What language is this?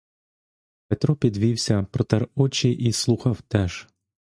Ukrainian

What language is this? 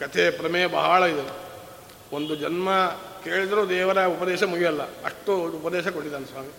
Kannada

